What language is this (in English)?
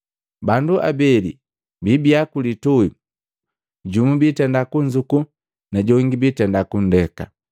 Matengo